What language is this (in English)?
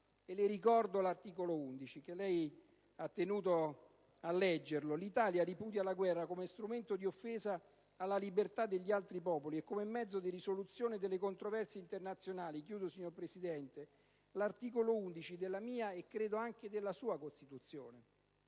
Italian